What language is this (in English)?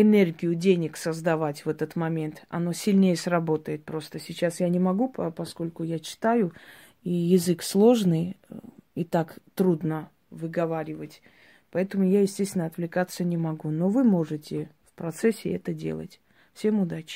Russian